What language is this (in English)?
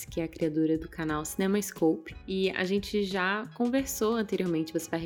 Portuguese